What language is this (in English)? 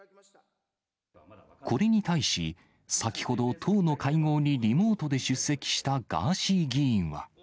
Japanese